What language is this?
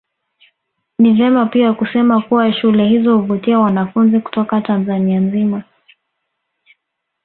Swahili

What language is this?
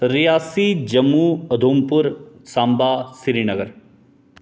Dogri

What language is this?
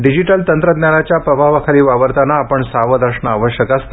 Marathi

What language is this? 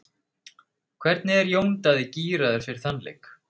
Icelandic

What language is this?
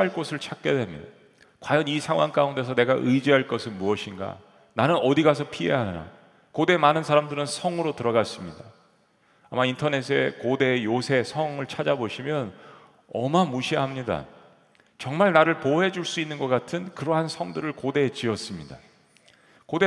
Korean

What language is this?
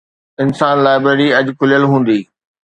Sindhi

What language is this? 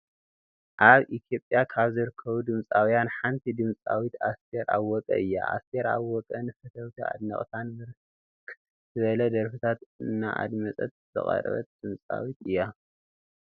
Tigrinya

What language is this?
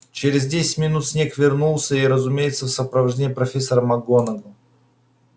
Russian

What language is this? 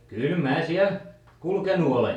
Finnish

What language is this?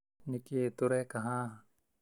Kikuyu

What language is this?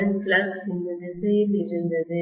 Tamil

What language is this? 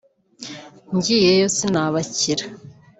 Kinyarwanda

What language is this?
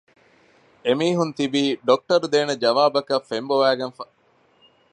Divehi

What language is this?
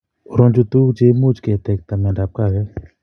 Kalenjin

